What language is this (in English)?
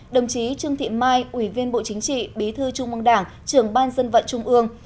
Vietnamese